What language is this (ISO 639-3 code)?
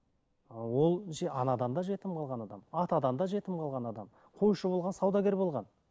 kaz